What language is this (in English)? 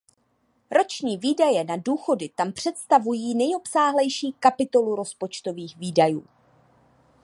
Czech